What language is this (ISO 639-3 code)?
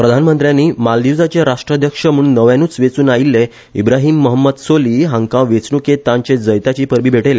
kok